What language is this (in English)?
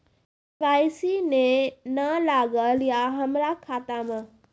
Maithili